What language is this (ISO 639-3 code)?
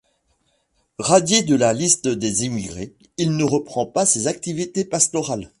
fra